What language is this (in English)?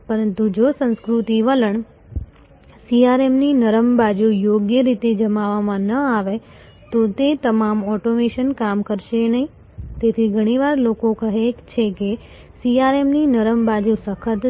Gujarati